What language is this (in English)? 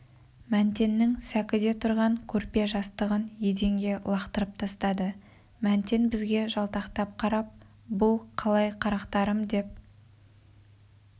Kazakh